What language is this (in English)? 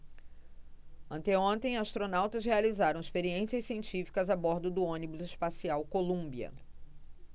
Portuguese